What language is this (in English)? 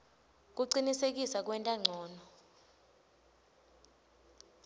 Swati